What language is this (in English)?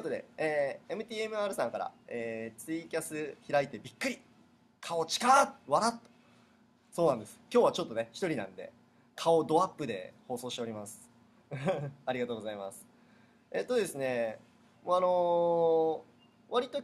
Japanese